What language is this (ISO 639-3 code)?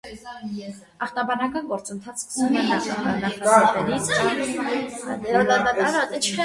hye